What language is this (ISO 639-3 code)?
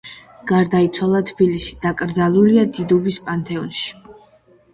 kat